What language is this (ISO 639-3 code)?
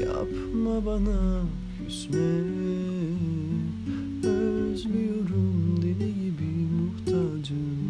tur